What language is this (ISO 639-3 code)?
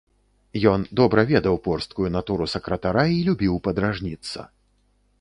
bel